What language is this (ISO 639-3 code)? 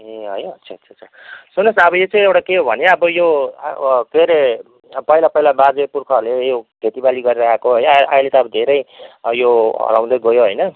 nep